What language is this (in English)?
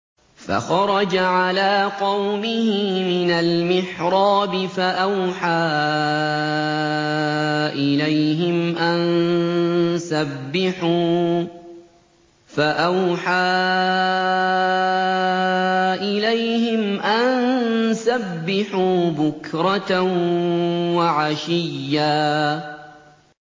Arabic